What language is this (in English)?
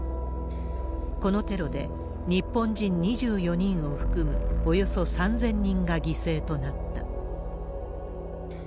Japanese